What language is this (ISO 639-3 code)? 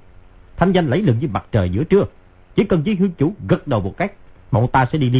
vie